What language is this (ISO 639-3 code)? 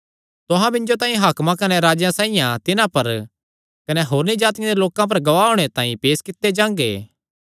xnr